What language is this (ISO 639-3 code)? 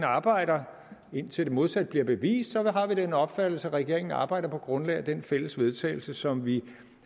dan